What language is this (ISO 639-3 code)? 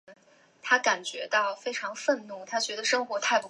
zho